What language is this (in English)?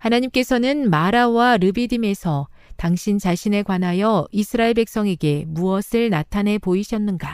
Korean